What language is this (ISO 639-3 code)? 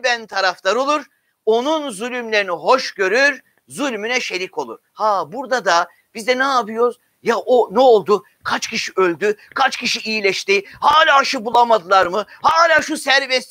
tur